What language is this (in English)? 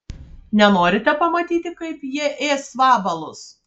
Lithuanian